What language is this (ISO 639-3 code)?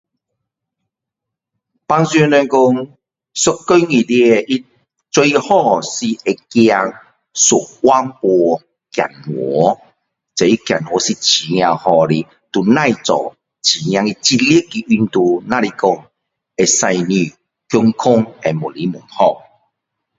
cdo